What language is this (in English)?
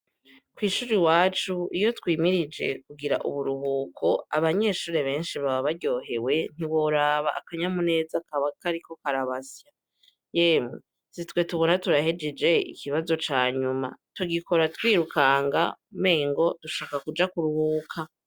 Rundi